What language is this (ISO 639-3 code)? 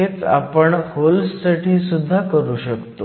mar